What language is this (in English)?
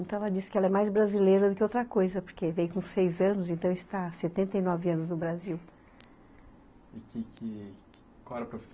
Portuguese